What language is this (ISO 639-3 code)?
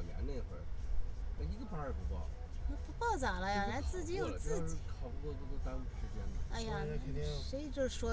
zho